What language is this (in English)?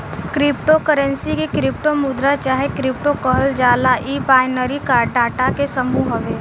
Bhojpuri